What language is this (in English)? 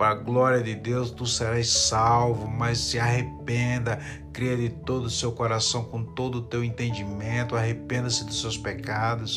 Portuguese